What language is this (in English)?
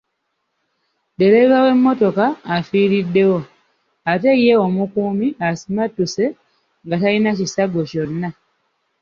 Ganda